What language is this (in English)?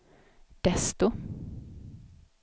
Swedish